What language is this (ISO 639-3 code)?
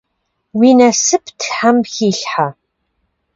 kbd